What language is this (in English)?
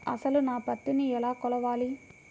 Telugu